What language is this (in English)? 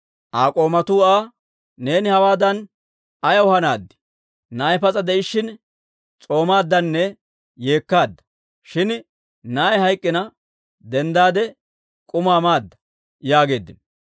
Dawro